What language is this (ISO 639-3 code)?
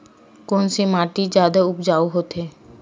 hne